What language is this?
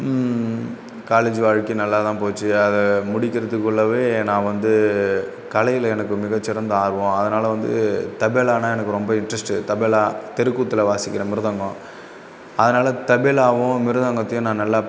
Tamil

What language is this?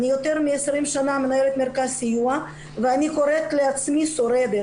Hebrew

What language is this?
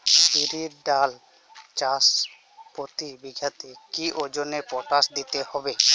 Bangla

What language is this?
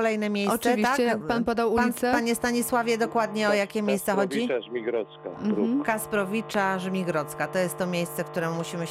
Polish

